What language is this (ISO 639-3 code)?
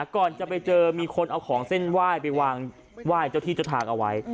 tha